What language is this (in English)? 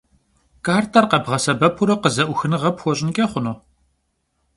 Kabardian